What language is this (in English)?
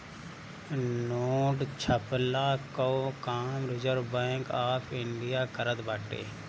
Bhojpuri